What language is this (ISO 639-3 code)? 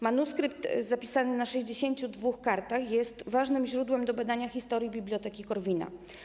pol